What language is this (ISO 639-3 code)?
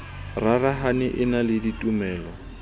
sot